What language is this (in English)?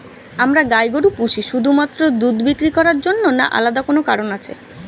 Bangla